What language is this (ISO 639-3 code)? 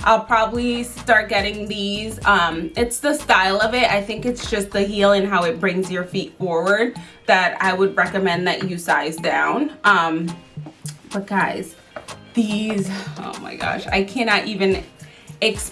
eng